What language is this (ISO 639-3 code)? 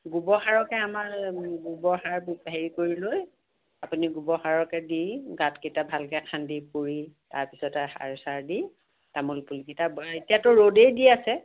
asm